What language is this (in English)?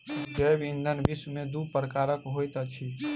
Maithili